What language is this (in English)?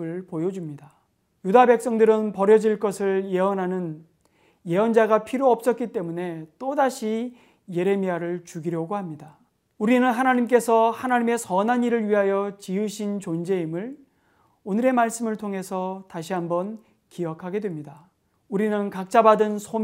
Korean